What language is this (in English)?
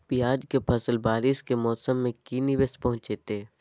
Magahi